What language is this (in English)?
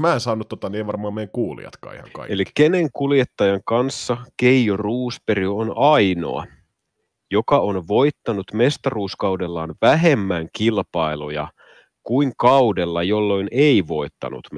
Finnish